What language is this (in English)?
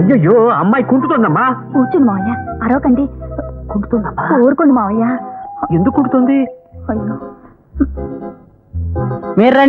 Romanian